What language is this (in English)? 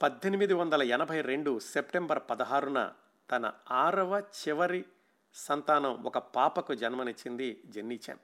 Telugu